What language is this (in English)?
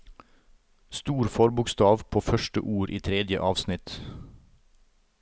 Norwegian